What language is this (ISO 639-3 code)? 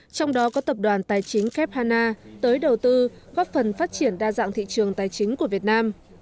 vie